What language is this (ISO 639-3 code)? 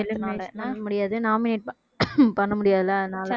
tam